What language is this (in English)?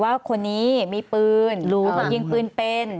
Thai